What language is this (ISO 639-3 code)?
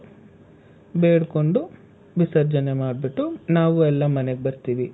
kan